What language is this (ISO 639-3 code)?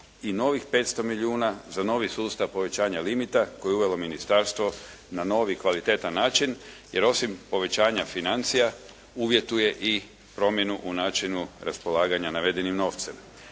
hrv